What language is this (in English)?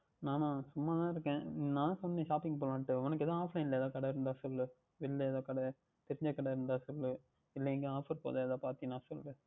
Tamil